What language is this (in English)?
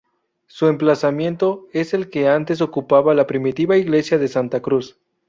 Spanish